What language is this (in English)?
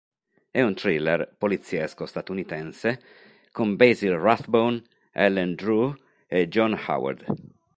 Italian